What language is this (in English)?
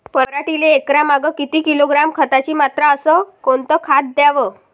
Marathi